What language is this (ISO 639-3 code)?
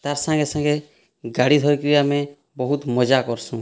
ori